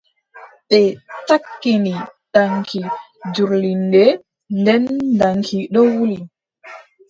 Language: Adamawa Fulfulde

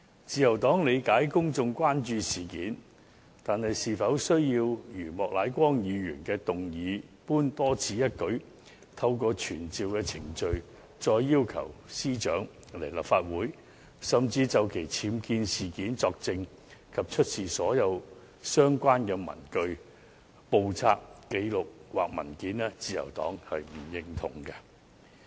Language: Cantonese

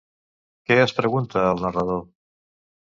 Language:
Catalan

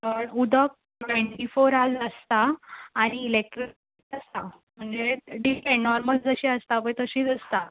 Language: Konkani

